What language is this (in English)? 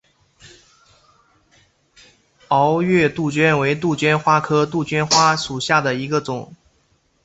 Chinese